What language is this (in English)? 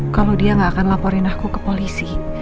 Indonesian